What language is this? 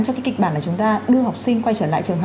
Vietnamese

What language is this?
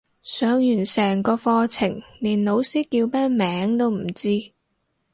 Cantonese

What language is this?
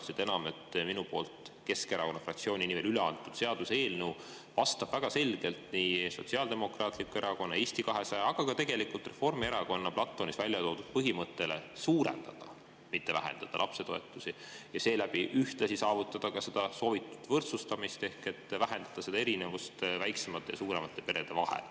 Estonian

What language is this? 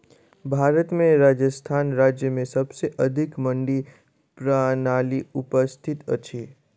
Maithili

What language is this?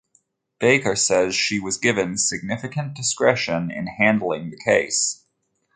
English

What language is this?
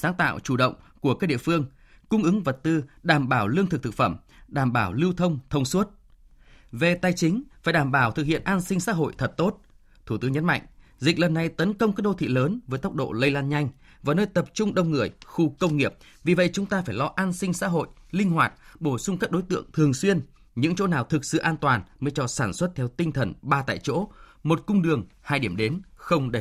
Vietnamese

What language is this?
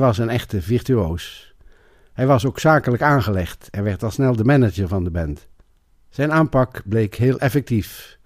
Dutch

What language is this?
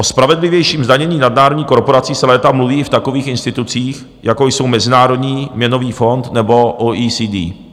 Czech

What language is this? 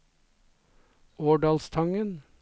Norwegian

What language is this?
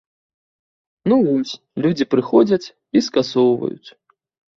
Belarusian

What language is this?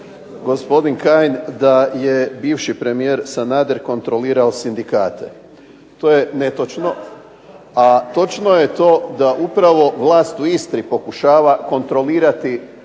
Croatian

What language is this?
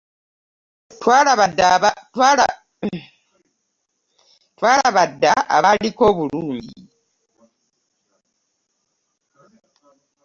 Ganda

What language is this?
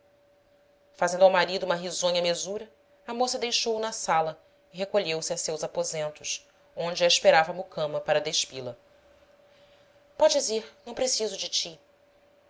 Portuguese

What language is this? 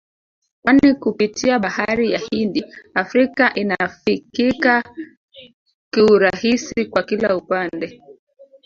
Swahili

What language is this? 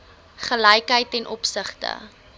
Afrikaans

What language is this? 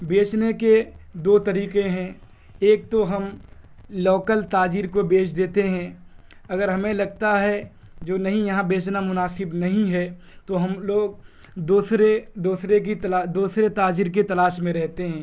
Urdu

